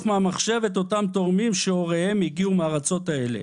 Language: Hebrew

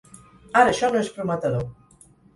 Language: Catalan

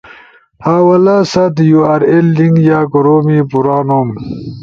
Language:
Ushojo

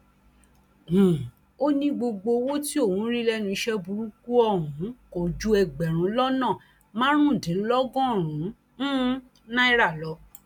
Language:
Yoruba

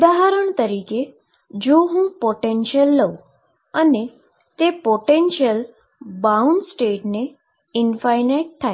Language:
Gujarati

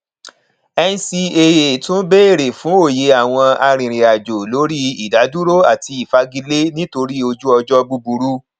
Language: Yoruba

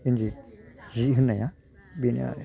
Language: Bodo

